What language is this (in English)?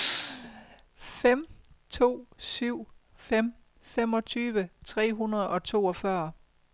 Danish